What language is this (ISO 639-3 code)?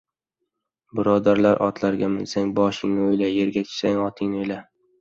uzb